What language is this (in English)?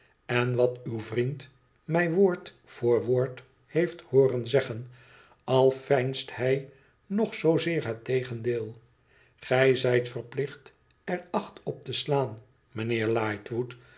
Dutch